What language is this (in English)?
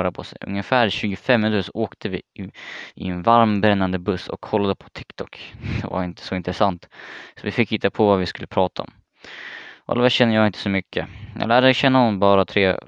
Swedish